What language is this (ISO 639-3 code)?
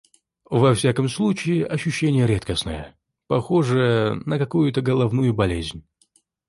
rus